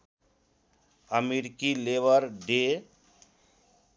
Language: Nepali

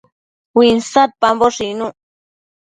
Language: Matsés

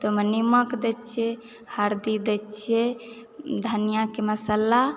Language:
Maithili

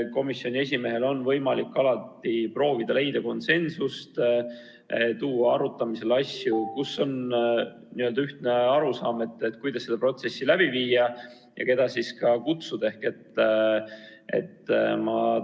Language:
Estonian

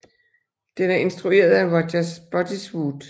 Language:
Danish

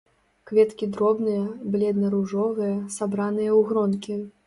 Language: Belarusian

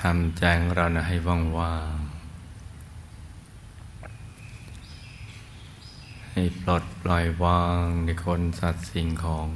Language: Thai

